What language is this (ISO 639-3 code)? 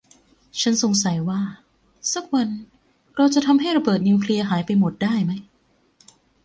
tha